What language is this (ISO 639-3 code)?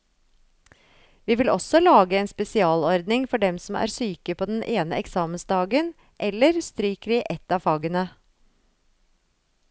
nor